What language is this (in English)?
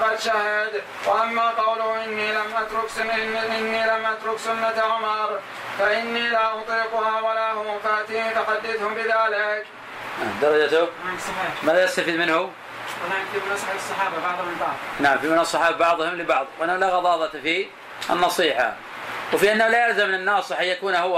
Arabic